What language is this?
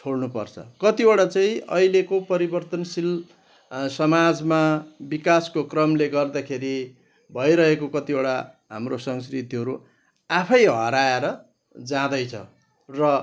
Nepali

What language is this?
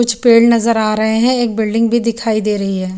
Hindi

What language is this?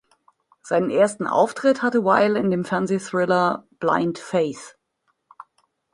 German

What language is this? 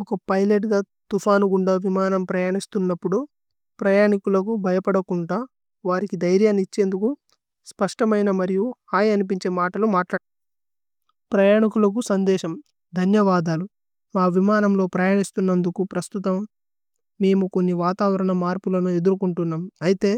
Tulu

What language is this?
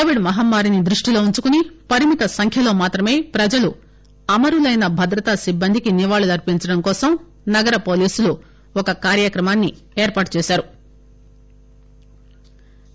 Telugu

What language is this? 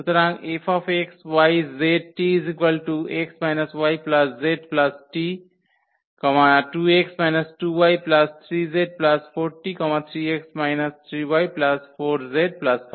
Bangla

